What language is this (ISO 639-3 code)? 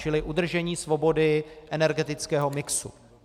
ces